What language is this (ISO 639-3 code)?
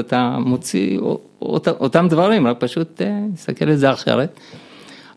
heb